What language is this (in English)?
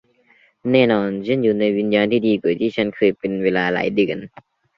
Thai